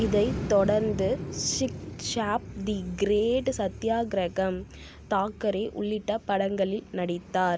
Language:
Tamil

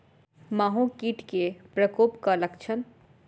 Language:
Maithili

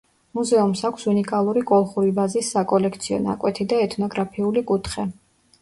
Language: Georgian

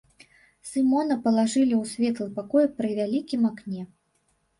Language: Belarusian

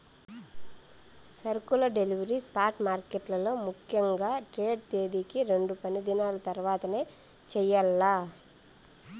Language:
Telugu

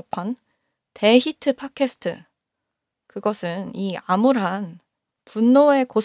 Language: Korean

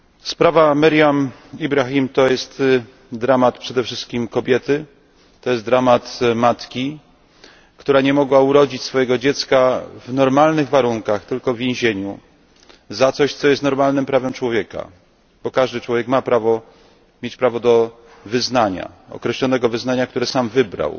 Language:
Polish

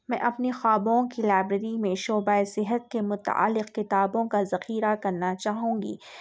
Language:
Urdu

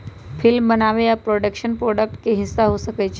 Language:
Magahi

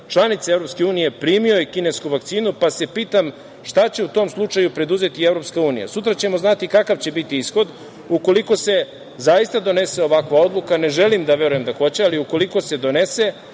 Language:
Serbian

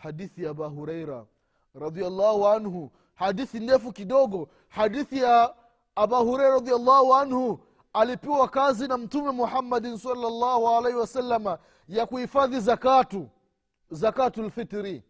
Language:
Swahili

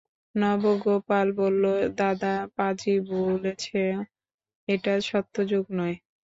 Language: Bangla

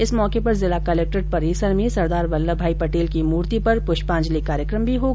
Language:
Hindi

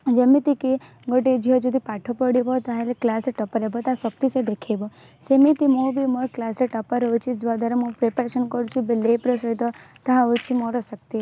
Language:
Odia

